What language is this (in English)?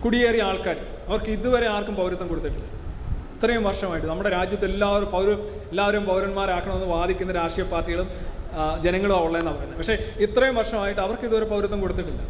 Malayalam